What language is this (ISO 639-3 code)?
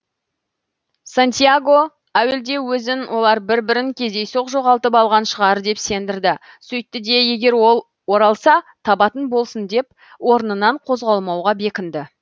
kaz